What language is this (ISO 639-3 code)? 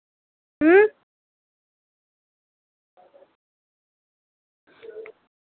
doi